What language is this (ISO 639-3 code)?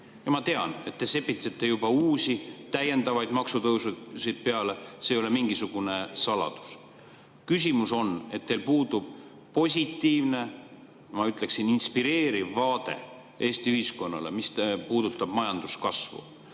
est